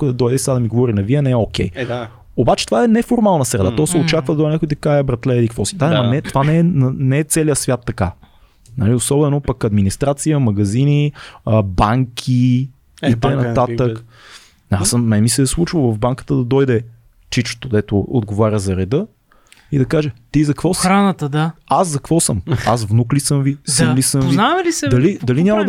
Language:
Bulgarian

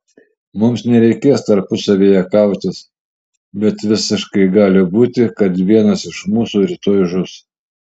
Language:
Lithuanian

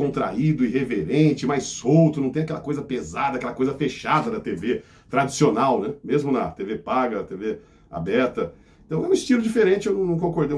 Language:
Portuguese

